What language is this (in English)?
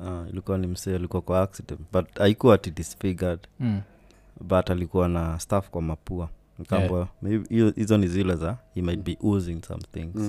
Swahili